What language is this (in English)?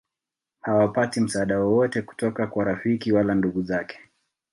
Swahili